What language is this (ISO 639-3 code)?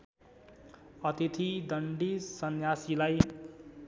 nep